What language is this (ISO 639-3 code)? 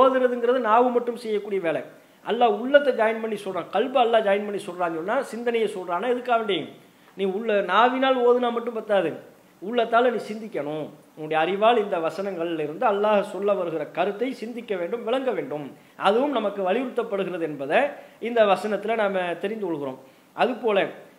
ind